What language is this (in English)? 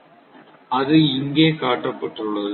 Tamil